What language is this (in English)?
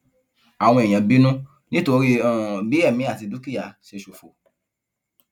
Yoruba